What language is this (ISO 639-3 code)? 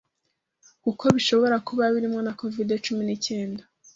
kin